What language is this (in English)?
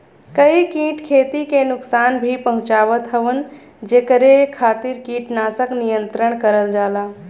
Bhojpuri